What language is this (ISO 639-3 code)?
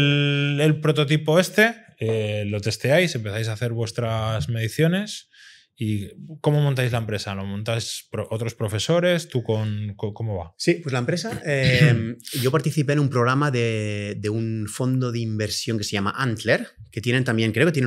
spa